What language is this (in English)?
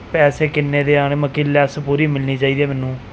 Punjabi